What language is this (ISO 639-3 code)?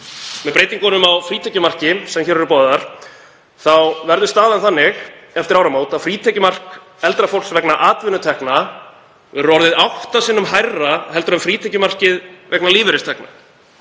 isl